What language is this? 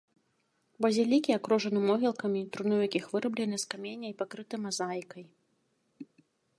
Belarusian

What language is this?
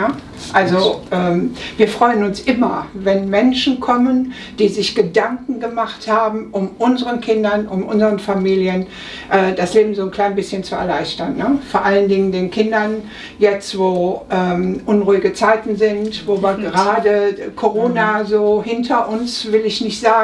German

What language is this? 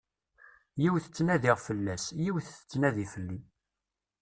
Kabyle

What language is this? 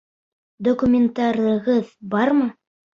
Bashkir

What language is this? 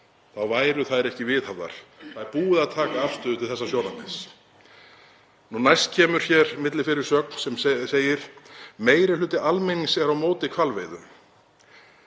Icelandic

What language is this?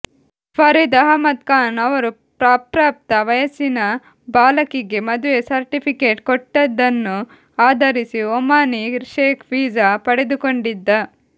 Kannada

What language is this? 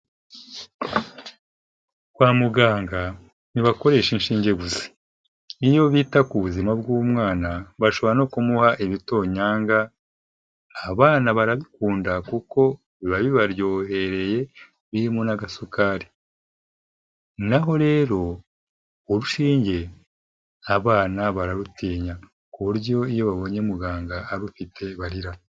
Kinyarwanda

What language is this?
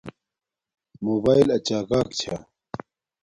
Domaaki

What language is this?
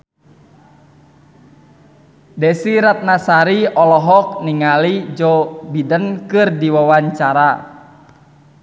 Sundanese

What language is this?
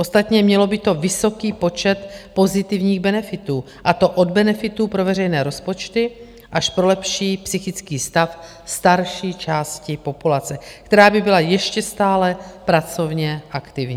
Czech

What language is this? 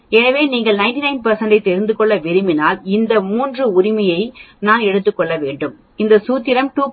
Tamil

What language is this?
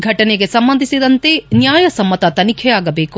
Kannada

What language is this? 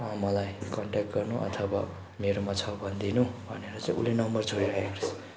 Nepali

